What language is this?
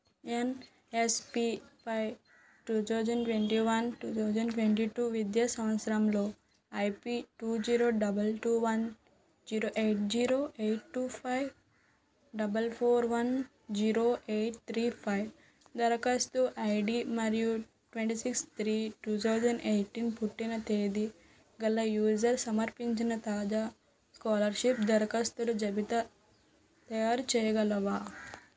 Telugu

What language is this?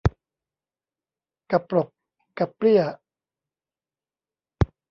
Thai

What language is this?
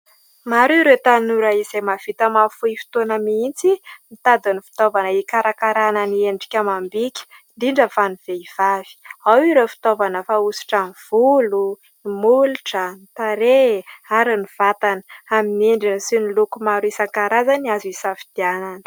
Malagasy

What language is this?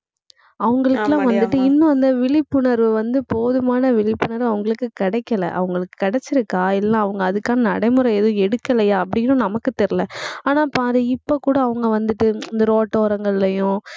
Tamil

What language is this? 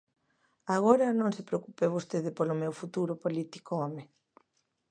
Galician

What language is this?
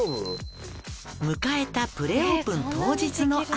Japanese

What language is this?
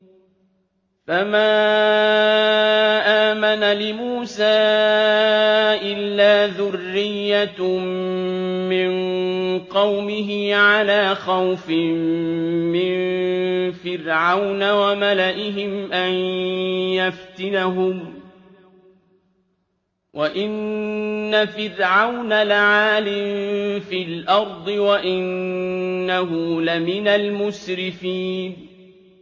Arabic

